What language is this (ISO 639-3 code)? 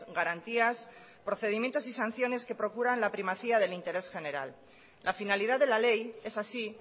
spa